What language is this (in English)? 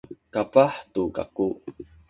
Sakizaya